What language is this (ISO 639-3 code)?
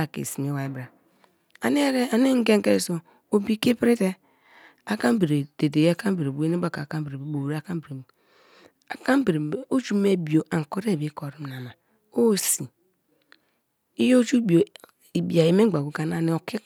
ijn